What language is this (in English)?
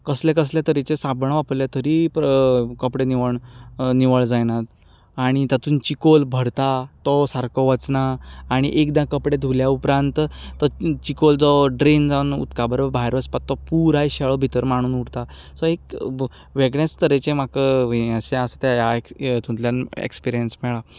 Konkani